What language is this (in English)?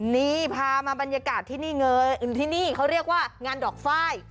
Thai